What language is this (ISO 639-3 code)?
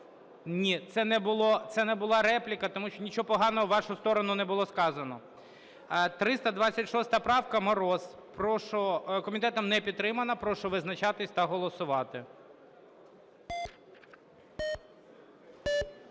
ukr